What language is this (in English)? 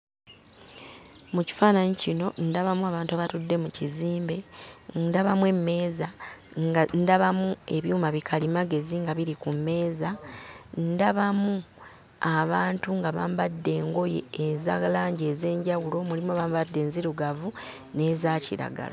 Ganda